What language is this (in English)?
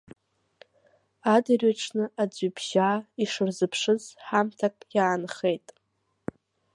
Abkhazian